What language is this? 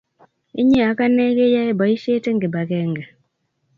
Kalenjin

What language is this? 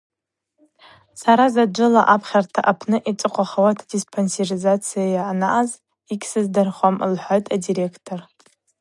Abaza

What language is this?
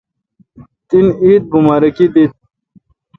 Kalkoti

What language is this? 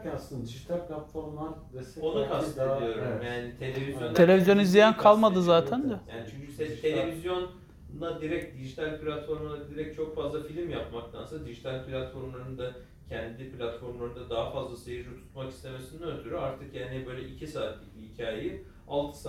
Turkish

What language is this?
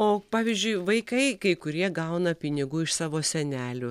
Lithuanian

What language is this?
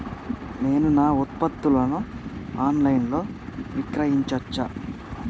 Telugu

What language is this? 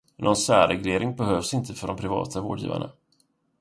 Swedish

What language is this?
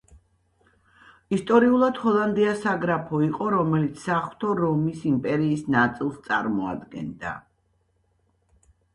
Georgian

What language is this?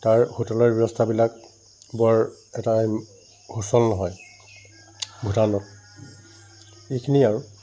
Assamese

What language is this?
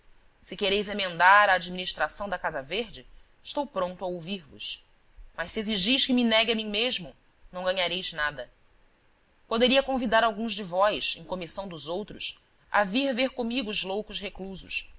Portuguese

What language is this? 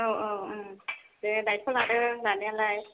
Bodo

